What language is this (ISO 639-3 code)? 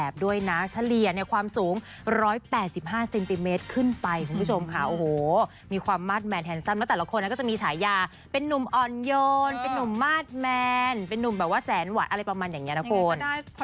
tha